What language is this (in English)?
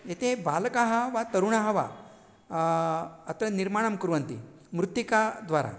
Sanskrit